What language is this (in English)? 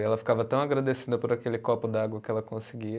Portuguese